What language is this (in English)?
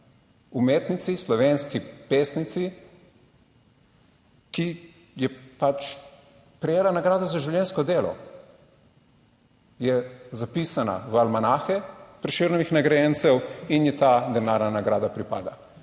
Slovenian